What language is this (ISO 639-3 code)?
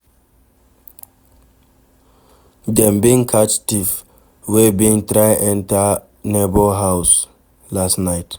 pcm